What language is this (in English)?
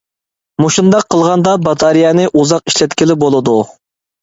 Uyghur